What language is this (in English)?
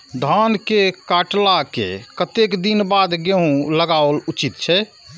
Maithili